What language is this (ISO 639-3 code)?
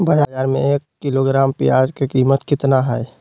mag